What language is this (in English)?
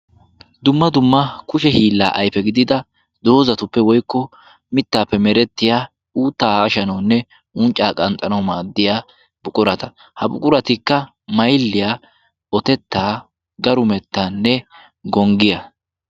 Wolaytta